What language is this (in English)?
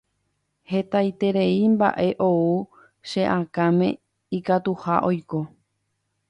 Guarani